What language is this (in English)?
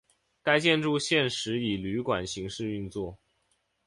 Chinese